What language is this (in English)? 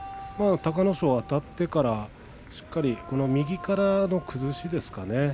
Japanese